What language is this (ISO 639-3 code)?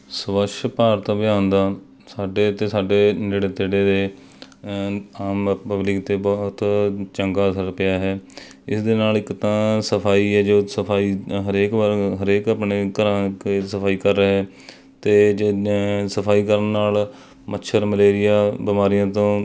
pan